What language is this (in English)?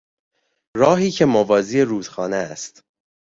Persian